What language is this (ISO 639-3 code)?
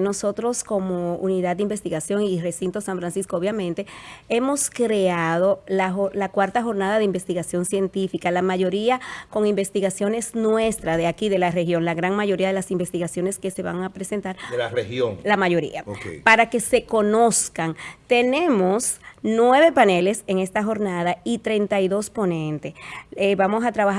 spa